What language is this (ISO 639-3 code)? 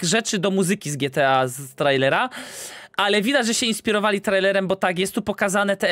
pol